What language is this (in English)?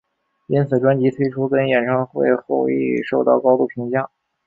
Chinese